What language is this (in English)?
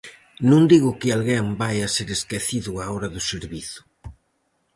Galician